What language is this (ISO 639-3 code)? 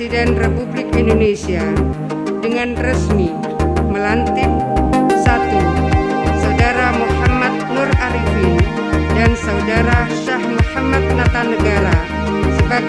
ind